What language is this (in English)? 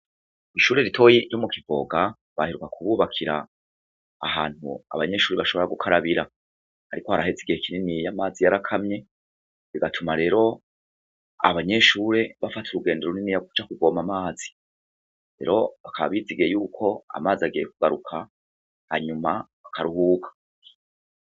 Rundi